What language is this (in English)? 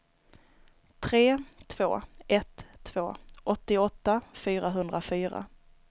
Swedish